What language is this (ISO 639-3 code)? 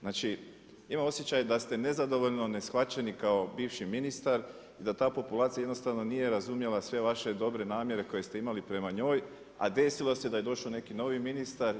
hrv